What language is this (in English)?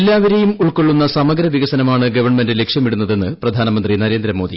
Malayalam